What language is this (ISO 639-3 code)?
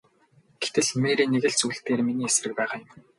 mon